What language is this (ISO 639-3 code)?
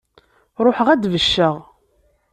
kab